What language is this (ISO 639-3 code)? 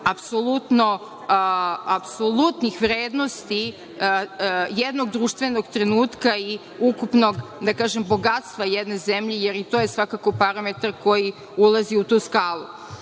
srp